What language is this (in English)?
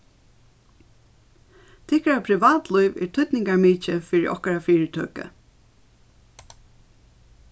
Faroese